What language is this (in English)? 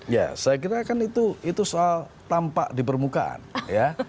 Indonesian